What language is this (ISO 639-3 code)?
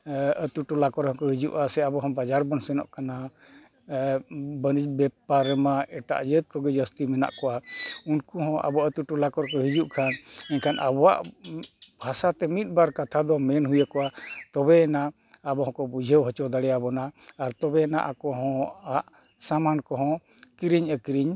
sat